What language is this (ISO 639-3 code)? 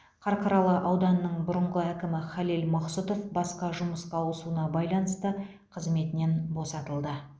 kaz